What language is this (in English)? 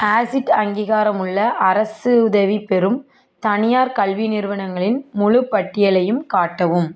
Tamil